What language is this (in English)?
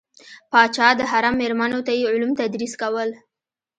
Pashto